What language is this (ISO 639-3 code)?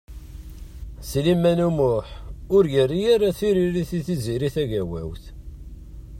kab